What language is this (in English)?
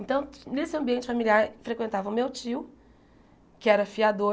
Portuguese